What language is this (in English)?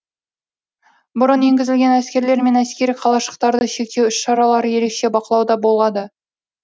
Kazakh